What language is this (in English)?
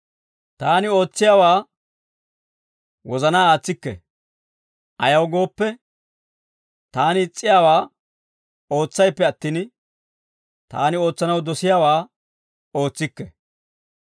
Dawro